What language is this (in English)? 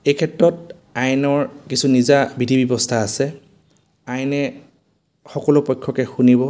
Assamese